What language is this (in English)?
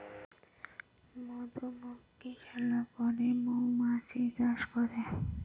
Bangla